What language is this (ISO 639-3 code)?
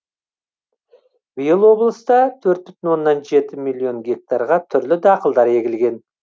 kaz